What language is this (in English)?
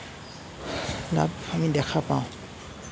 Assamese